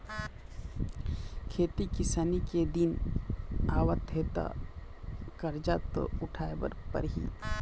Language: Chhattisgarhi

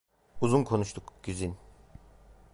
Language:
Turkish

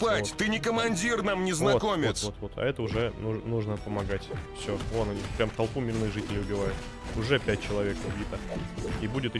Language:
Russian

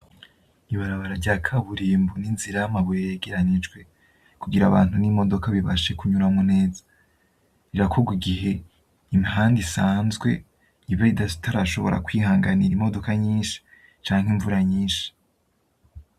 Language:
Rundi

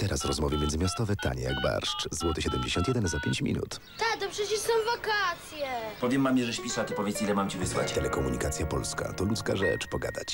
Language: Polish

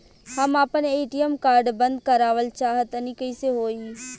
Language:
Bhojpuri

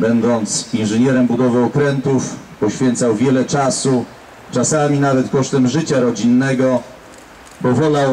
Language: Polish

